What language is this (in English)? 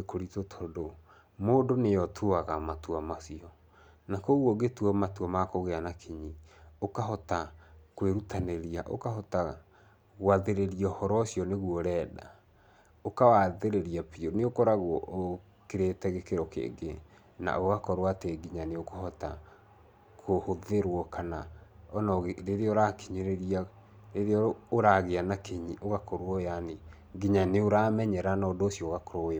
Kikuyu